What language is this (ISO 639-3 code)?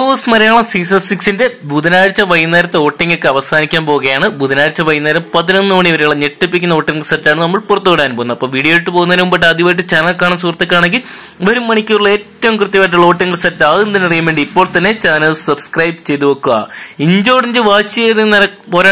mal